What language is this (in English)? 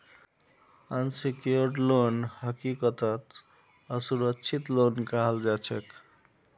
Magahi